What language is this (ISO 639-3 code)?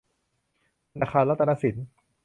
tha